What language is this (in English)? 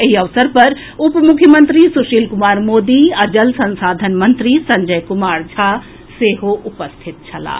Maithili